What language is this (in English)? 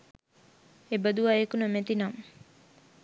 Sinhala